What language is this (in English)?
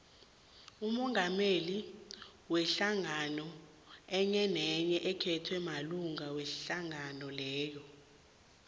South Ndebele